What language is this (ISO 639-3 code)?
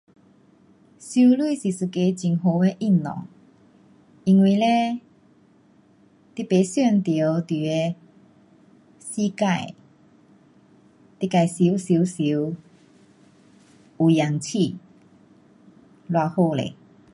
cpx